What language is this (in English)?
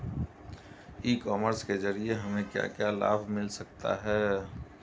Hindi